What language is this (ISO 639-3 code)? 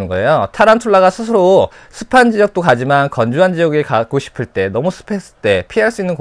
kor